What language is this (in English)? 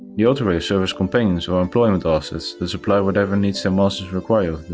English